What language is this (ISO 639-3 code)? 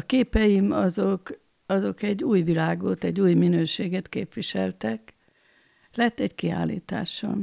hun